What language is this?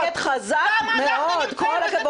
Hebrew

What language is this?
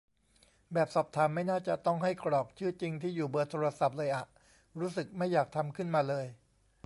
Thai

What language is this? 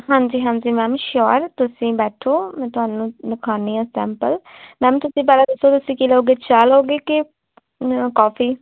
Punjabi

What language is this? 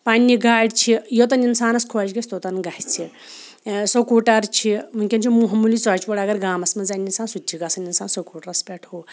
Kashmiri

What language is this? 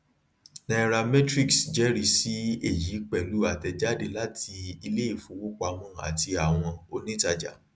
Yoruba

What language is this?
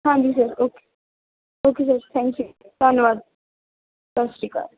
Punjabi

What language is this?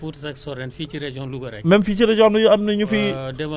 Wolof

